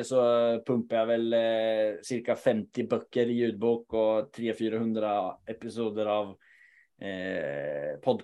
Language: Swedish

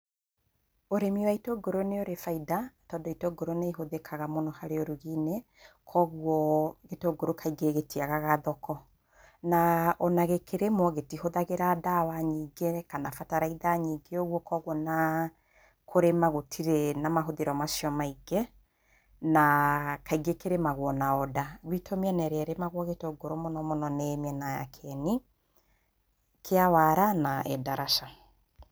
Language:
Kikuyu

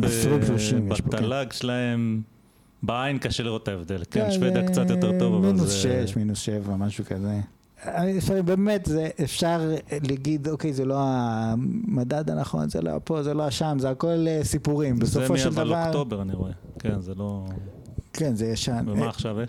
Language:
Hebrew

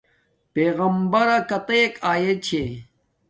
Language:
Domaaki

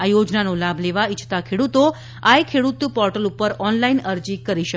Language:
Gujarati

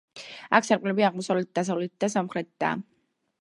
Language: Georgian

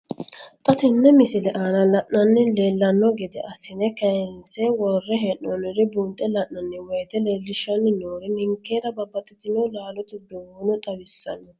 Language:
Sidamo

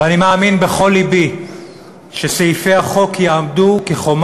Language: Hebrew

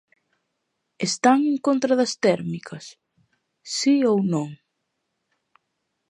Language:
Galician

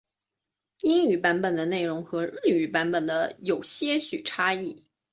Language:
Chinese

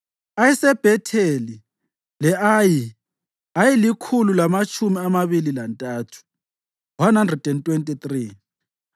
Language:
North Ndebele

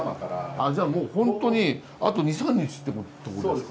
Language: Japanese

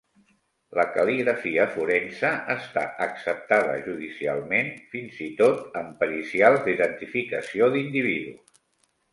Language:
Catalan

